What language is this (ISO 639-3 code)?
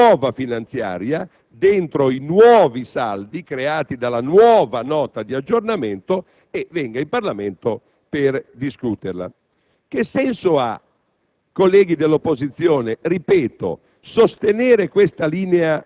ita